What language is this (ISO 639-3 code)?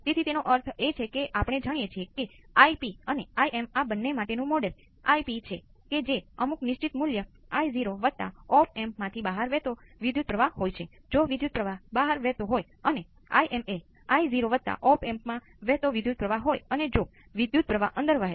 guj